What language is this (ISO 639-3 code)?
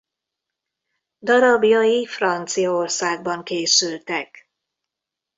hun